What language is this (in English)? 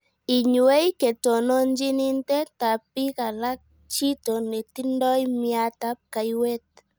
Kalenjin